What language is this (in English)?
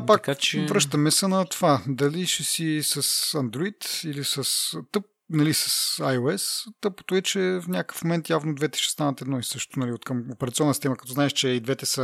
Bulgarian